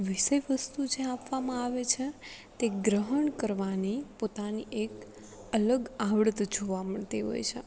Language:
Gujarati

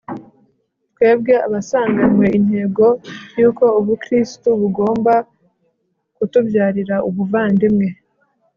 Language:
Kinyarwanda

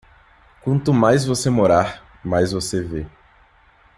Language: Portuguese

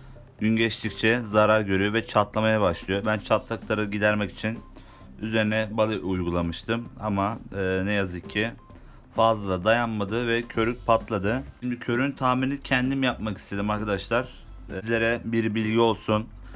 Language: Turkish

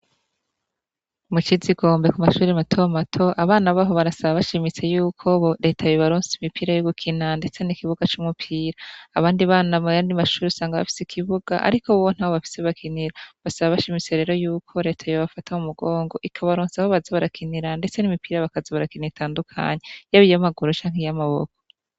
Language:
Rundi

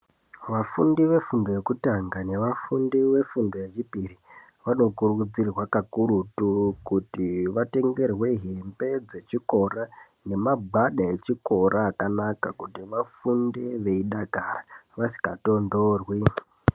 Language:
Ndau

